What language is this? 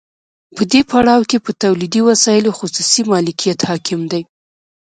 Pashto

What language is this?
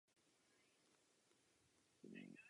Czech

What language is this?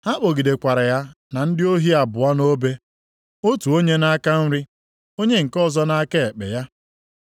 Igbo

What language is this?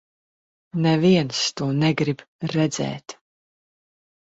Latvian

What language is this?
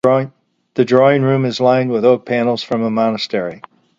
English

